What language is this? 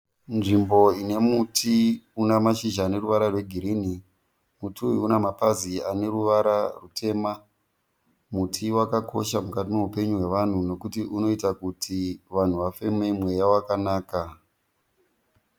Shona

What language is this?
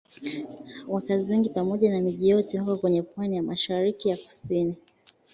Swahili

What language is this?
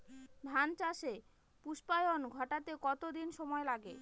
Bangla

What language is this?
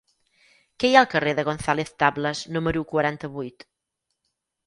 Catalan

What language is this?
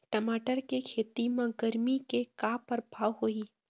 Chhattisgarhi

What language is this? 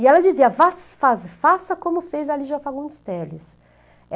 Portuguese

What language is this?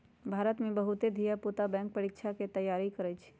Magahi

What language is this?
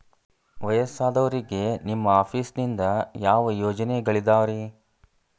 Kannada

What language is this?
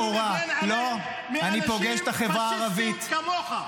Hebrew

